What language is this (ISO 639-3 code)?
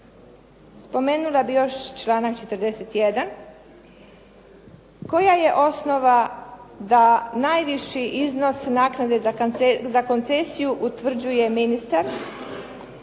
hrv